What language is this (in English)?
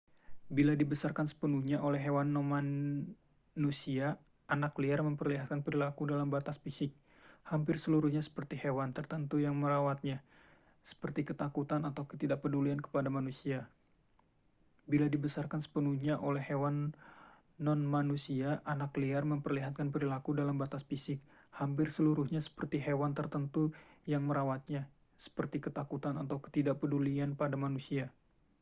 Indonesian